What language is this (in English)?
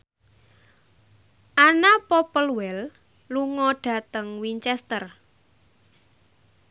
Javanese